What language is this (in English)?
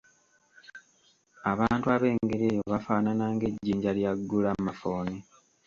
Ganda